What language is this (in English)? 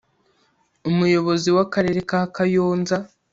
Kinyarwanda